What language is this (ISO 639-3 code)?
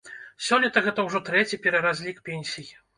bel